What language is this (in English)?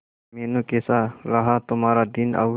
Hindi